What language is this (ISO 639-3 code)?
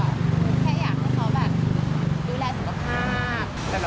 tha